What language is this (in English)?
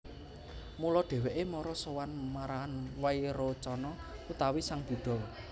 Javanese